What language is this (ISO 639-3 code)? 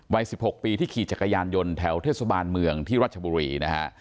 tha